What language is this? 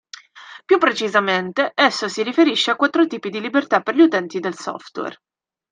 Italian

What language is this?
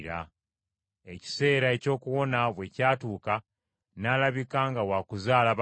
Ganda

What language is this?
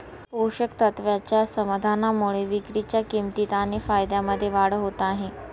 Marathi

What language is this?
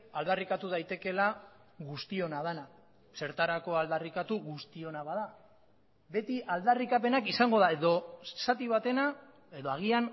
Basque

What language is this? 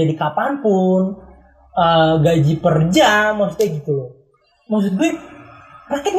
Indonesian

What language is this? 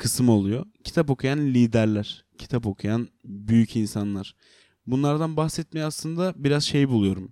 Turkish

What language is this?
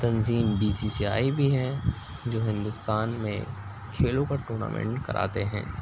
Urdu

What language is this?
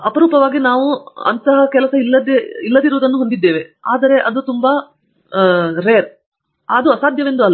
Kannada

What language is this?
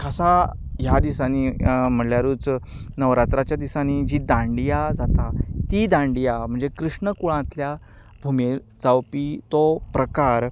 Konkani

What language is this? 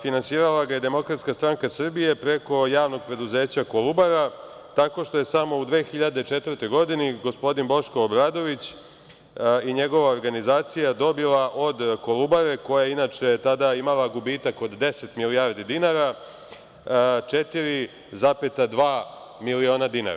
Serbian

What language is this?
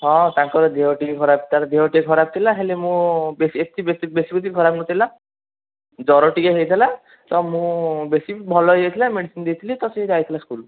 Odia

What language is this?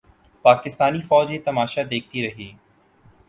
Urdu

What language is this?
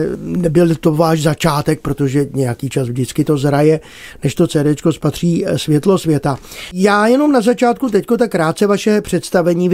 Czech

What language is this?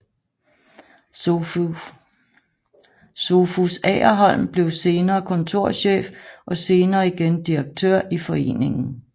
Danish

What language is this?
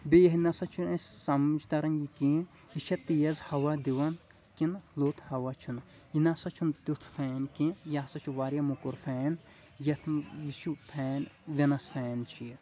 Kashmiri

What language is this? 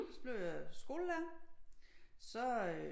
Danish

